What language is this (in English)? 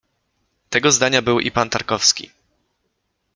Polish